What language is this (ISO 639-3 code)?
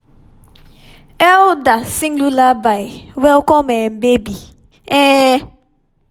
pcm